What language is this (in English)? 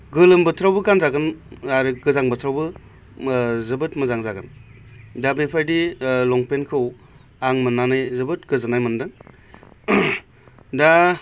Bodo